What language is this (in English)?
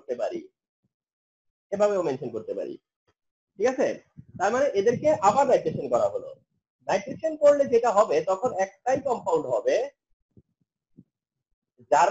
Hindi